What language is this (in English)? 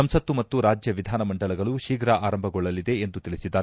Kannada